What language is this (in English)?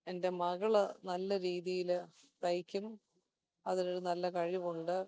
Malayalam